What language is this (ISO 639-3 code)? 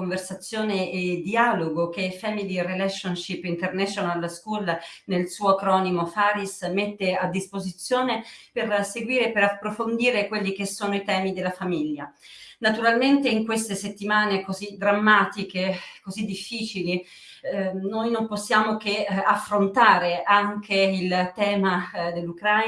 ita